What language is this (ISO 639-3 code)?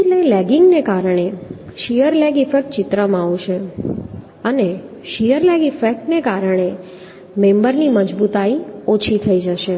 guj